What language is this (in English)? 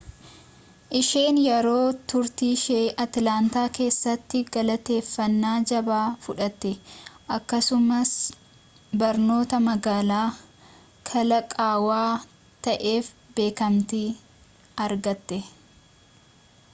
Oromo